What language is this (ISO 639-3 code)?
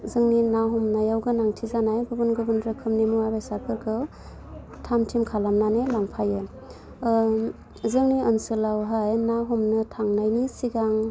brx